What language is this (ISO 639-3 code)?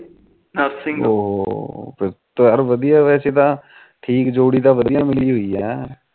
pan